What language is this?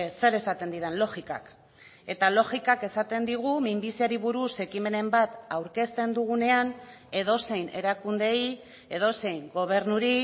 Basque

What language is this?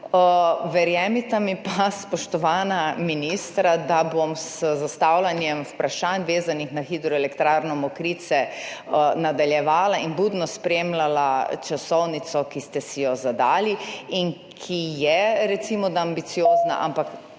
Slovenian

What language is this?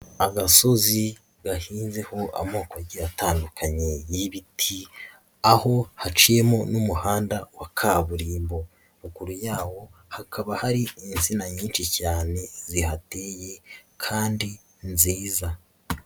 Kinyarwanda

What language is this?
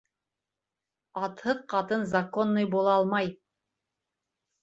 Bashkir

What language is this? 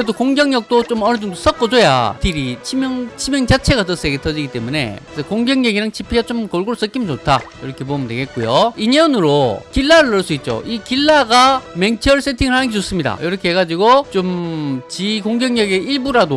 Korean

